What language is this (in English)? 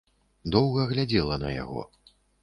Belarusian